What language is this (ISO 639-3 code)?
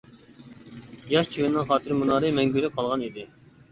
uig